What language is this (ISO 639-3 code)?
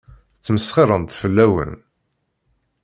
kab